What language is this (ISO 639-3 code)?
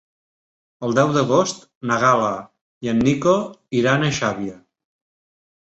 cat